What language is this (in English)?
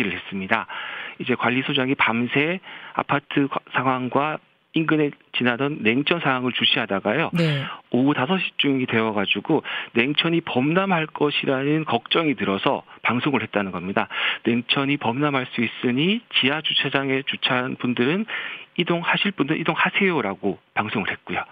Korean